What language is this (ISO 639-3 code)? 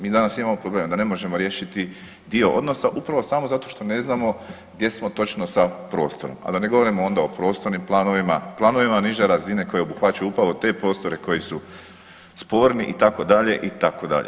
hrv